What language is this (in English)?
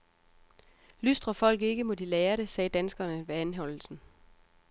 Danish